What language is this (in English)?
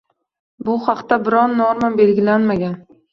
Uzbek